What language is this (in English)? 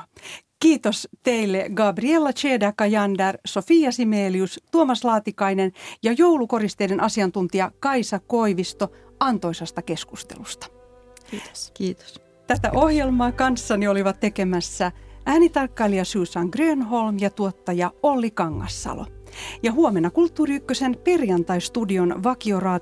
Finnish